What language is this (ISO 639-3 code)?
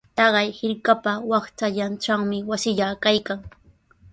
qws